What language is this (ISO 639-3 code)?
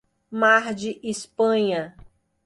por